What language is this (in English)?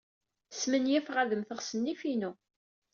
Kabyle